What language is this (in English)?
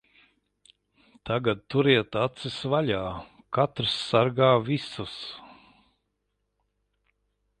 Latvian